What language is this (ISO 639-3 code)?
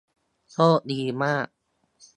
tha